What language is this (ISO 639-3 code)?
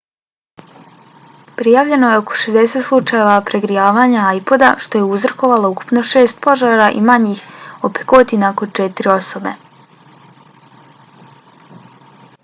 bos